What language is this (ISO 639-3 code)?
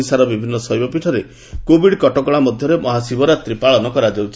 ori